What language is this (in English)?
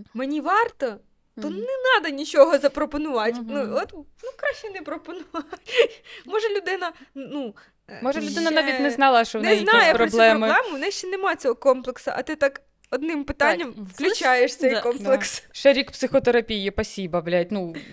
Ukrainian